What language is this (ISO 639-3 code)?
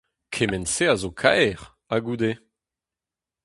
bre